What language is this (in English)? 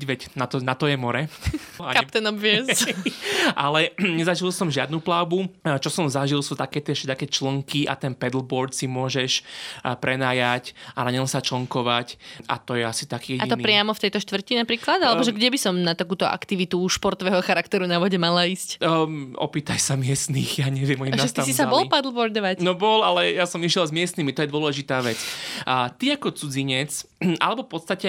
Slovak